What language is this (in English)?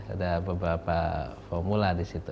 Indonesian